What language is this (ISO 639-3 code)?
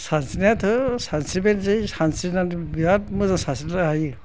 brx